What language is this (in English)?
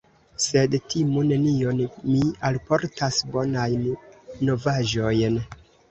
Esperanto